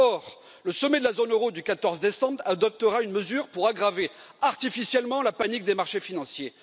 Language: French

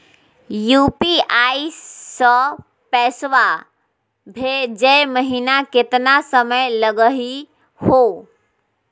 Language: Magahi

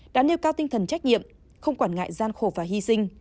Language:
Vietnamese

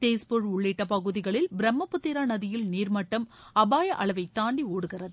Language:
Tamil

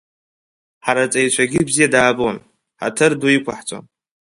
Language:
Abkhazian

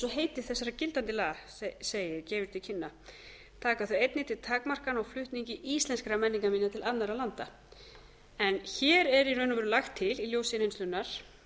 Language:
Icelandic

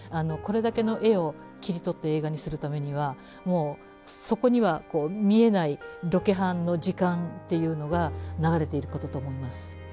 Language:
Japanese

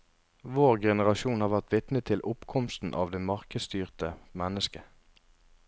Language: Norwegian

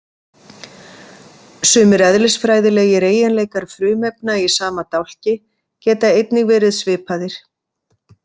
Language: Icelandic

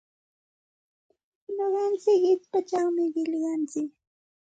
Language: Santa Ana de Tusi Pasco Quechua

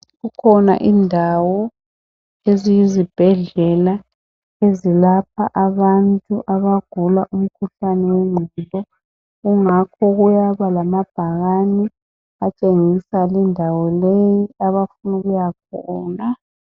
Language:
North Ndebele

